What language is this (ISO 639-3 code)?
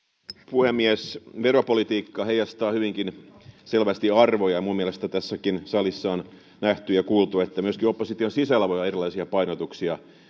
fin